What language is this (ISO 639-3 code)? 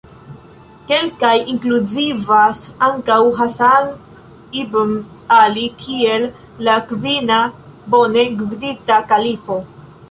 epo